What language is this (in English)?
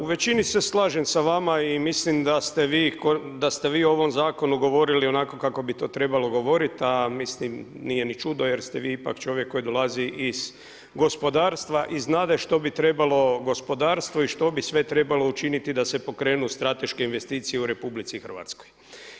Croatian